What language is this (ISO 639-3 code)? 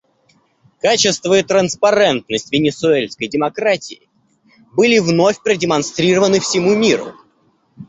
rus